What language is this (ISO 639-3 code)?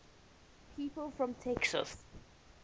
eng